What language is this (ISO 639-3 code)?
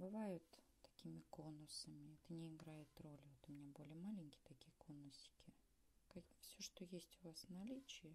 rus